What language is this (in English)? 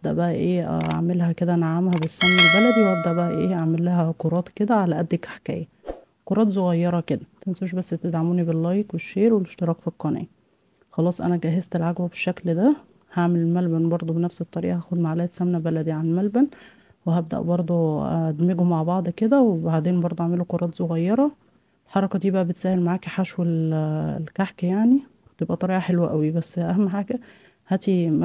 Arabic